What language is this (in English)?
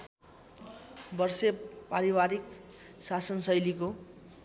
Nepali